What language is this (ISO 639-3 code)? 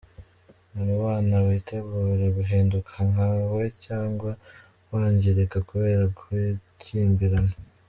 kin